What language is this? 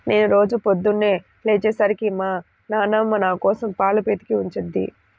Telugu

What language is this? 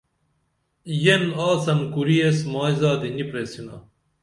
Dameli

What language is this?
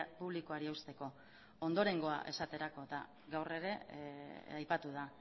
Basque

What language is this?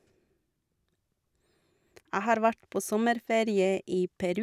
Norwegian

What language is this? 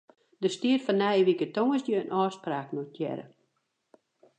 Western Frisian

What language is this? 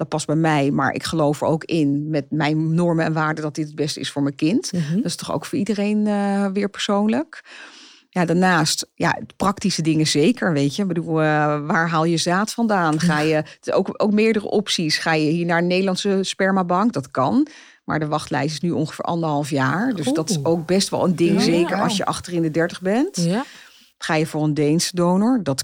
Dutch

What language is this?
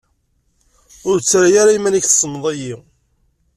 Kabyle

